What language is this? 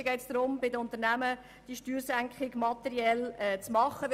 Swiss German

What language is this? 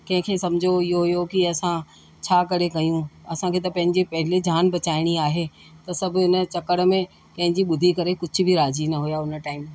Sindhi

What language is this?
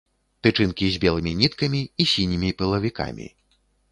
Belarusian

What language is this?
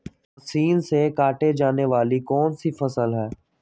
Magahi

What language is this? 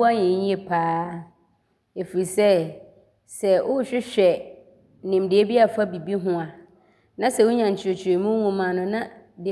Abron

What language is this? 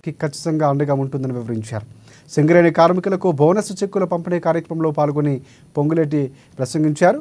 Telugu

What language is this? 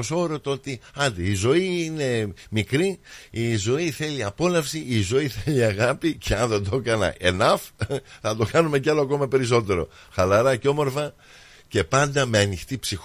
Greek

